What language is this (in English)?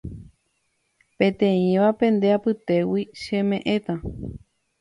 Guarani